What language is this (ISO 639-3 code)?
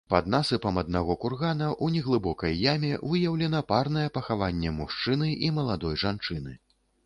bel